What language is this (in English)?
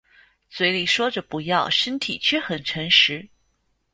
Chinese